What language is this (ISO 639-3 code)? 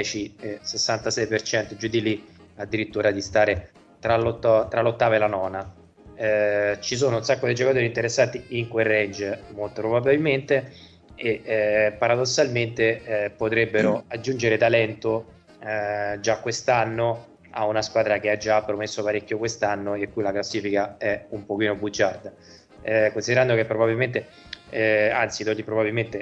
ita